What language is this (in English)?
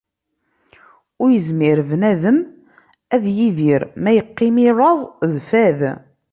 Kabyle